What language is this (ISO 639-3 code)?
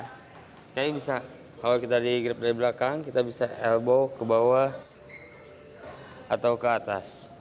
ind